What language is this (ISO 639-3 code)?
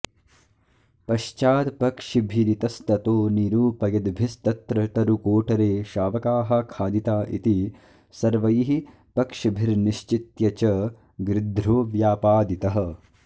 san